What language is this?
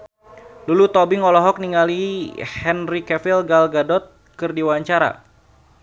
Sundanese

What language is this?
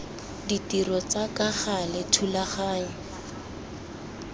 Tswana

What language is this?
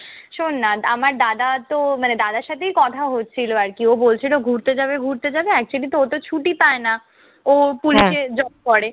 Bangla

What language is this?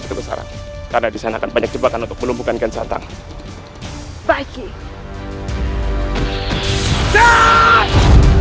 Indonesian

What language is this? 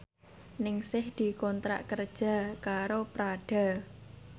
Javanese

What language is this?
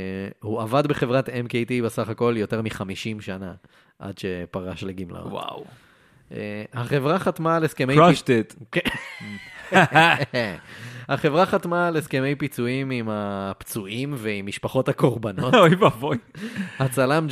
Hebrew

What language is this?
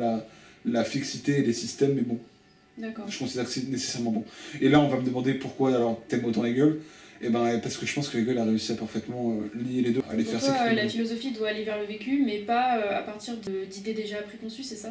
French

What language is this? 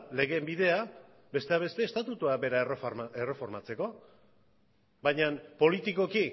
Basque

